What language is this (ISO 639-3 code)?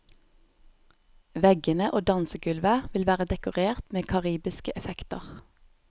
nor